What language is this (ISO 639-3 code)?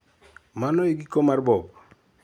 luo